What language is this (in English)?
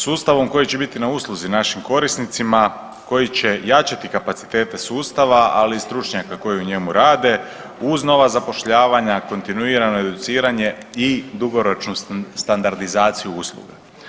Croatian